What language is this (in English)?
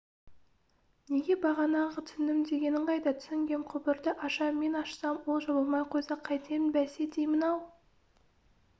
Kazakh